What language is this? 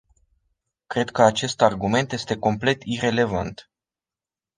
Romanian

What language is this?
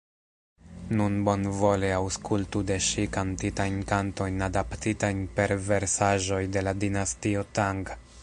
Esperanto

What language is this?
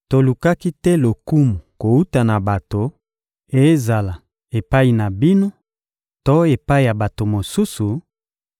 Lingala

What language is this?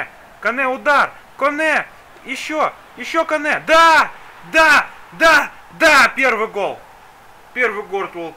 Russian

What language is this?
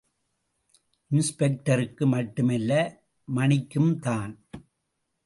Tamil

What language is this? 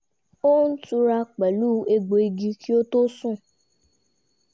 Yoruba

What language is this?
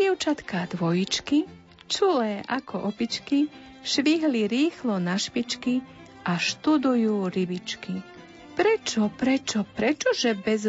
Slovak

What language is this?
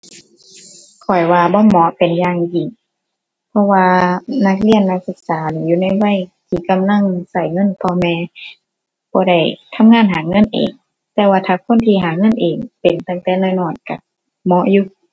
Thai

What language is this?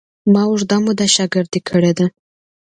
Pashto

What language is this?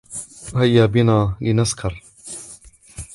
Arabic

